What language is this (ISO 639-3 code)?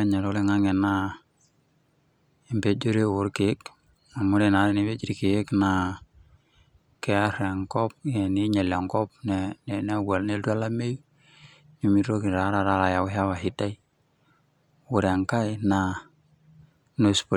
mas